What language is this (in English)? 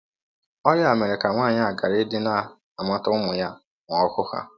Igbo